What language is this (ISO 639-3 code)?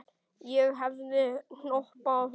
isl